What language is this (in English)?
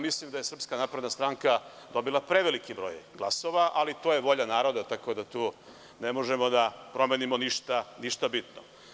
Serbian